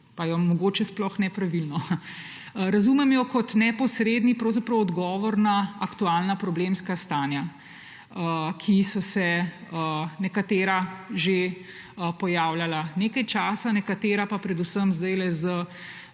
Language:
Slovenian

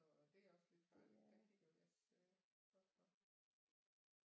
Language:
Danish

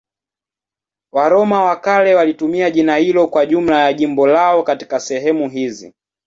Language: Swahili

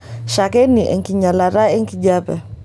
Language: Masai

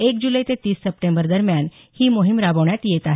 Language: Marathi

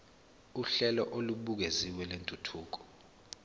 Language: Zulu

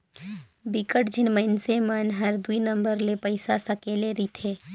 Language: Chhattisgarhi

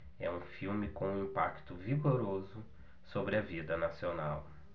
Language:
Portuguese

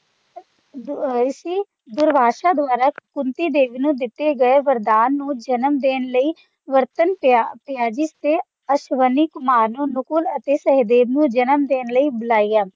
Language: Punjabi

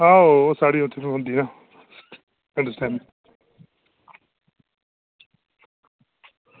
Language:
Dogri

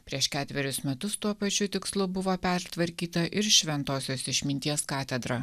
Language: Lithuanian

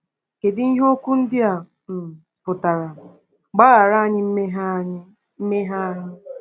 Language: Igbo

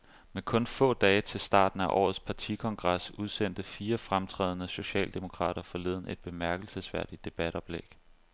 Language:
Danish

